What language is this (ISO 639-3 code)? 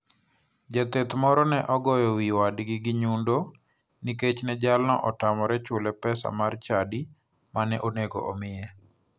luo